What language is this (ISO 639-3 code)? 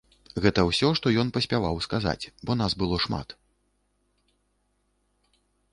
bel